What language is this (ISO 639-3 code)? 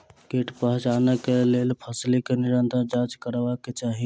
mai